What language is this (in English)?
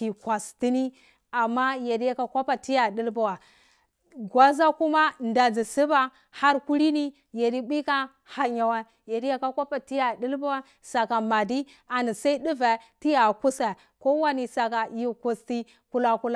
Cibak